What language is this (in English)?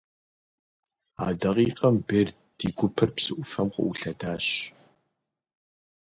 Kabardian